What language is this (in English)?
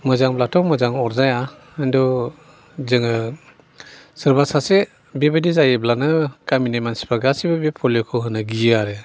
Bodo